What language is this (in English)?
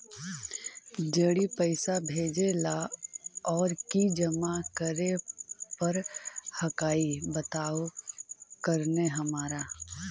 Magahi